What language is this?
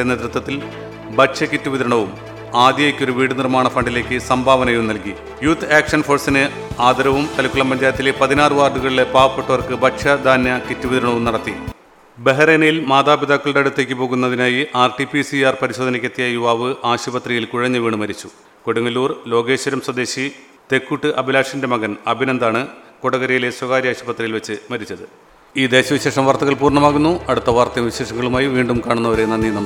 Malayalam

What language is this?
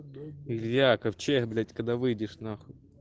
Russian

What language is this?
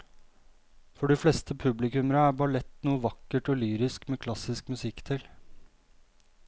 Norwegian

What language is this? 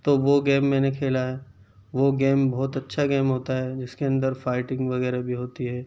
Urdu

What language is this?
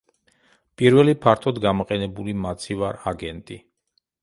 Georgian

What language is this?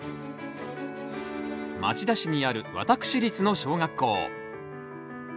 Japanese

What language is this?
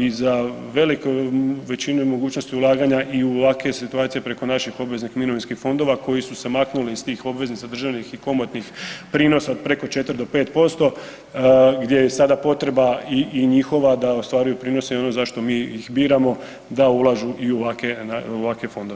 Croatian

